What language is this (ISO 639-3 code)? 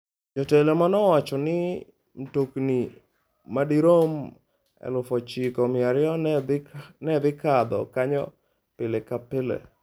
luo